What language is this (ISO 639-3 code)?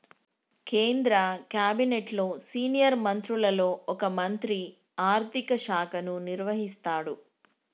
tel